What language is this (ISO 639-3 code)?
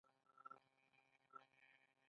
pus